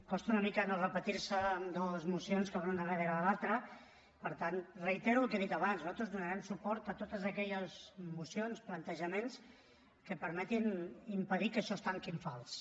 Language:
Catalan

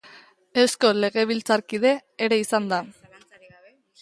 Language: Basque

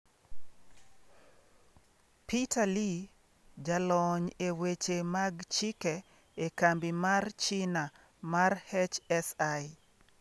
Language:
Luo (Kenya and Tanzania)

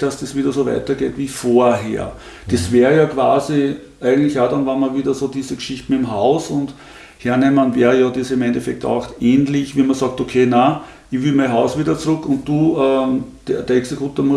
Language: German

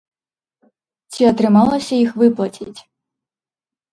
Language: Belarusian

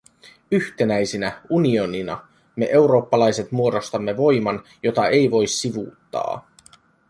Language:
Finnish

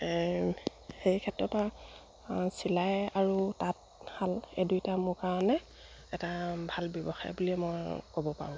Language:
Assamese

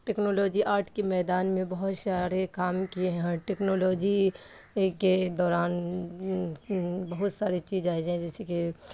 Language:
Urdu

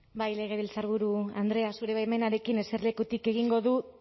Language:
Basque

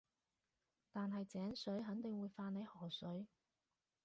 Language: Cantonese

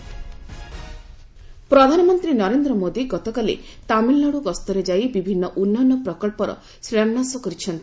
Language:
Odia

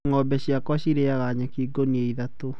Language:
Kikuyu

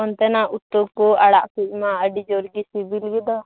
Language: Santali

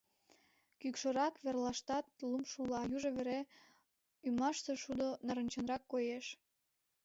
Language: Mari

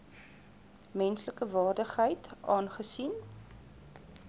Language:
Afrikaans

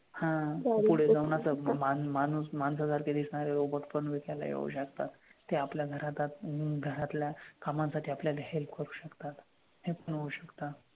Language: Marathi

